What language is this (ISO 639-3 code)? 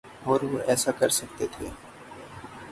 urd